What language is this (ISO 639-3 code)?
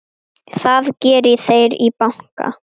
isl